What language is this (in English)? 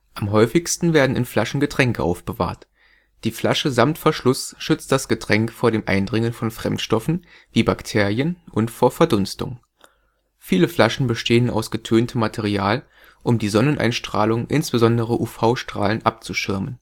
German